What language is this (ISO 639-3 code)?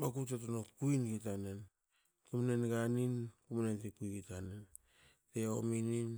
hao